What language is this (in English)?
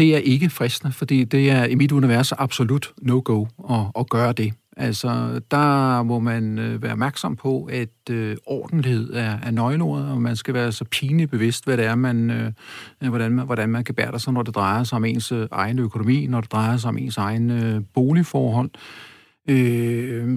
Danish